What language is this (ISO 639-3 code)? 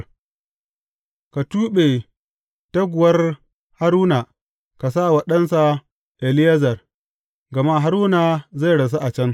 hau